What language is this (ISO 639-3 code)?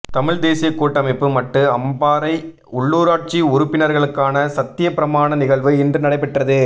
tam